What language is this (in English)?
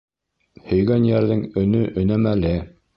Bashkir